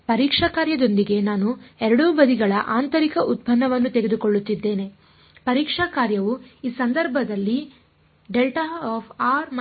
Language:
Kannada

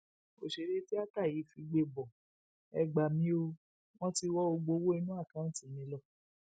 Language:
Yoruba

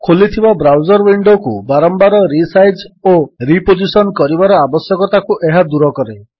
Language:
Odia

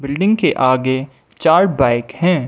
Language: Hindi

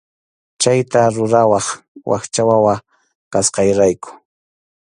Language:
Arequipa-La Unión Quechua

